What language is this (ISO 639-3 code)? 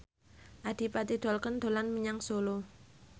jav